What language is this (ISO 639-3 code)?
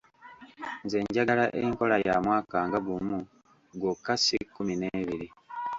lug